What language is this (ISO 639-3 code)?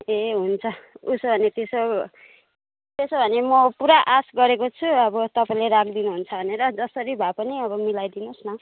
nep